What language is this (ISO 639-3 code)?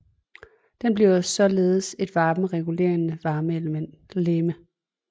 dan